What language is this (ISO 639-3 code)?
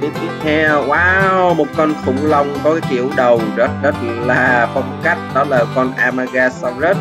vie